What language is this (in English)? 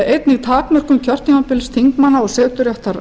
Icelandic